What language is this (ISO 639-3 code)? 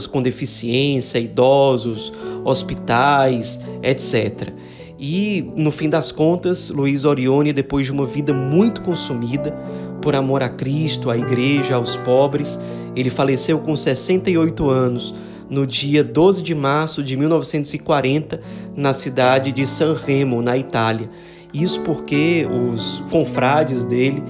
por